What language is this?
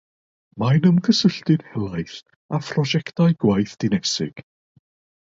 Welsh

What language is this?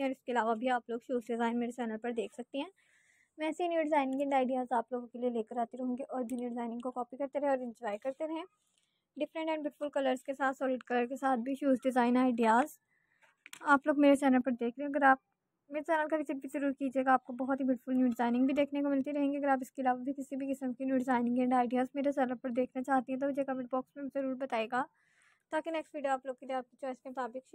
Hindi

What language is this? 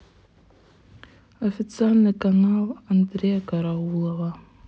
Russian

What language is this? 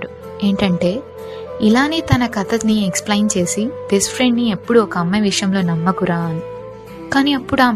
Telugu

